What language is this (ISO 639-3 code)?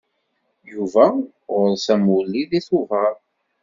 kab